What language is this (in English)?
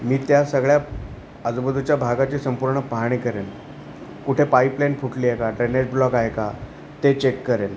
Marathi